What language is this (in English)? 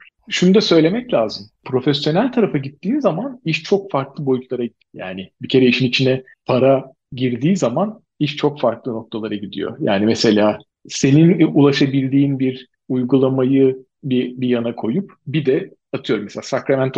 Turkish